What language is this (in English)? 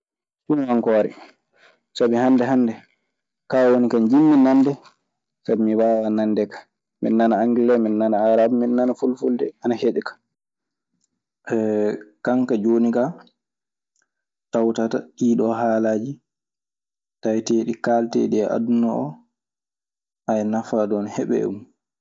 Maasina Fulfulde